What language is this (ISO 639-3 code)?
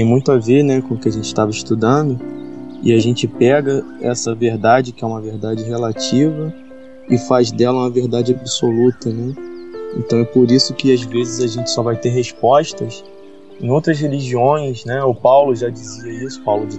por